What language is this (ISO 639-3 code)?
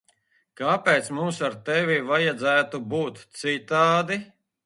lav